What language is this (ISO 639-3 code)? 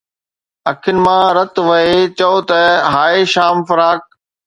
snd